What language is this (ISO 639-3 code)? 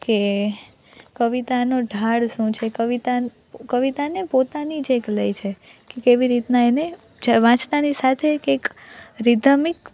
guj